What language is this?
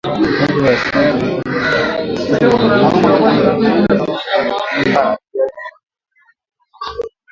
Swahili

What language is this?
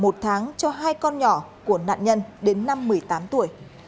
Vietnamese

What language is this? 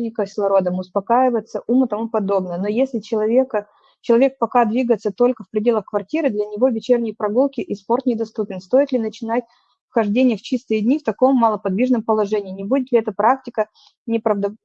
Russian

